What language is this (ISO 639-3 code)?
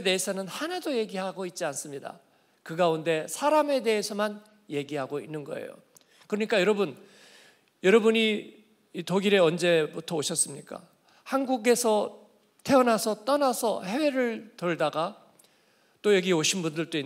kor